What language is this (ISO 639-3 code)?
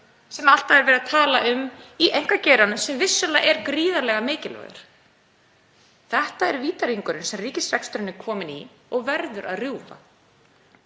isl